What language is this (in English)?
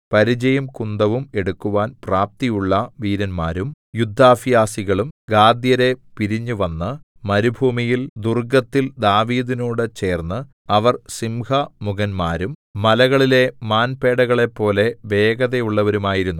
Malayalam